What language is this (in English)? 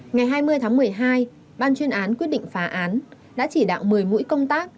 Vietnamese